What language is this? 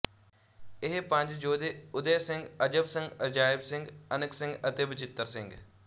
Punjabi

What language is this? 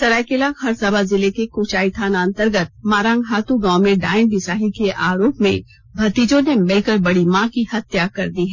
Hindi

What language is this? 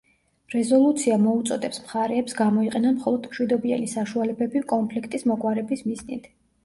Georgian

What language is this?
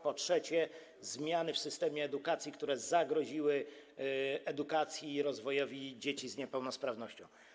Polish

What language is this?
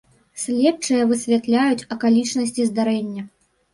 Belarusian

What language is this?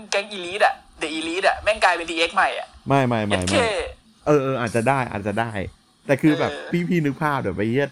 Thai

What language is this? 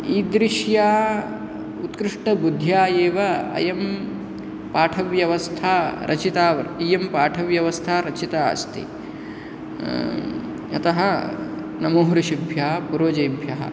Sanskrit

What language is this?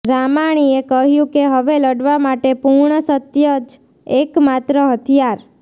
Gujarati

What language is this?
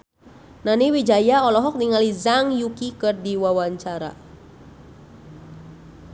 Sundanese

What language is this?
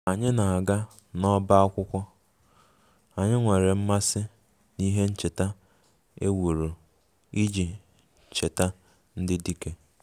Igbo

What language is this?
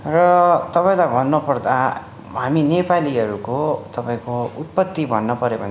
Nepali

